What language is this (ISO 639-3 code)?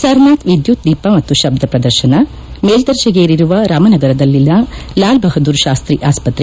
kan